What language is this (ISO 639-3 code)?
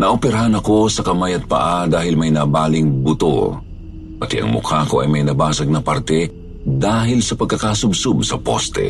fil